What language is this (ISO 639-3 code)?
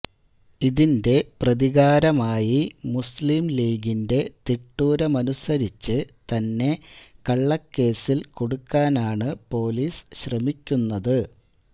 mal